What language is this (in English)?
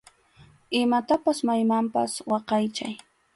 Arequipa-La Unión Quechua